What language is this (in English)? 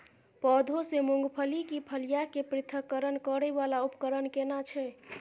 Maithili